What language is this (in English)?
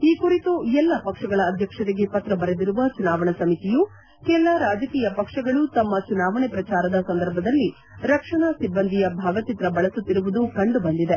Kannada